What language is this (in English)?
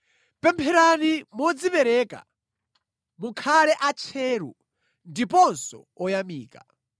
Nyanja